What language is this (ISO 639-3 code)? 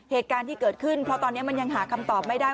tha